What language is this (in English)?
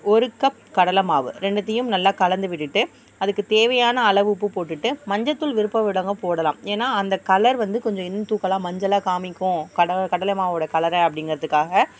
Tamil